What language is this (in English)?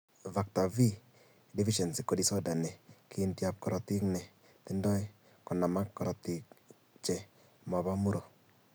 Kalenjin